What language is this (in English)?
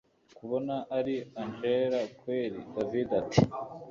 Kinyarwanda